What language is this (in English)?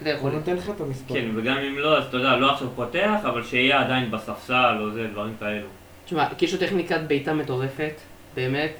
Hebrew